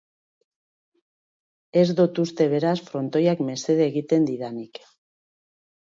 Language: Basque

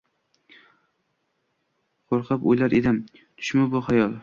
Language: Uzbek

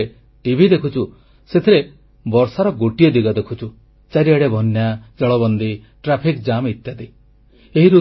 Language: Odia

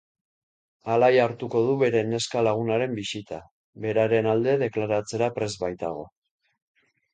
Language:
Basque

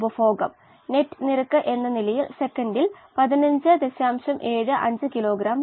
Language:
Malayalam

